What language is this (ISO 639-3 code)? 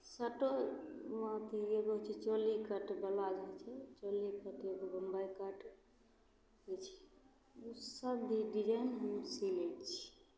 mai